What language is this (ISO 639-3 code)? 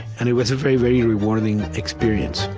eng